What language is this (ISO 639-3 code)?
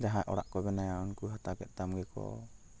sat